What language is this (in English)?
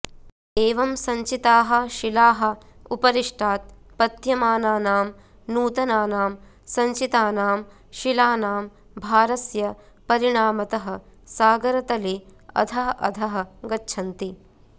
Sanskrit